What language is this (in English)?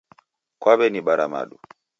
Taita